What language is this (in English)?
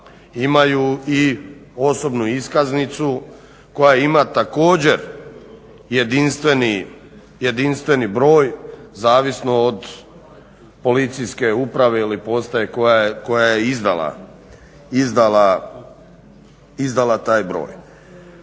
Croatian